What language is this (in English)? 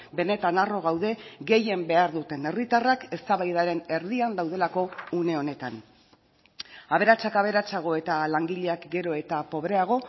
Basque